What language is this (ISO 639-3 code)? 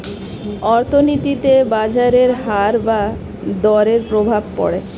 ben